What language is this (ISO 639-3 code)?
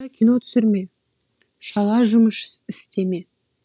kaz